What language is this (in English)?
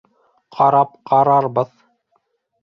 Bashkir